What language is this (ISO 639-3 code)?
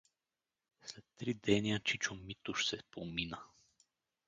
bul